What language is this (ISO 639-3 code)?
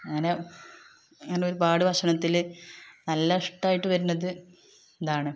mal